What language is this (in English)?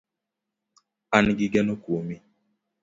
Luo (Kenya and Tanzania)